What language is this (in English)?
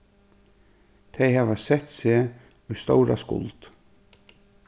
Faroese